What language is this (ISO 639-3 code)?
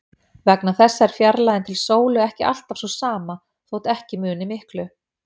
isl